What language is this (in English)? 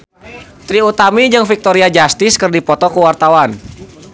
Sundanese